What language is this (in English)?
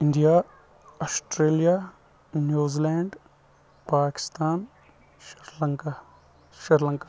Kashmiri